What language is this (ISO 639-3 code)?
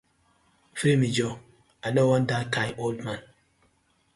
pcm